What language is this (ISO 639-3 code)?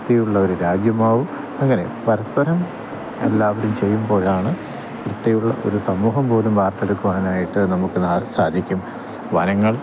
mal